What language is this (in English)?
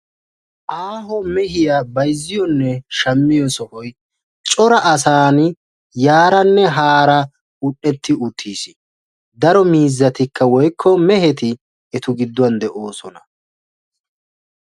Wolaytta